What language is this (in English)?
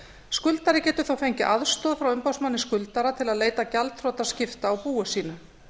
Icelandic